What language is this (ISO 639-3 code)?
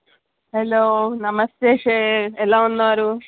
tel